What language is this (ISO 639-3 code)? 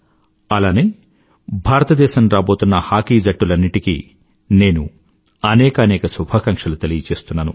tel